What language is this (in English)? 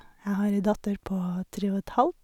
Norwegian